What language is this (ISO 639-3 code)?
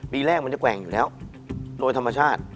tha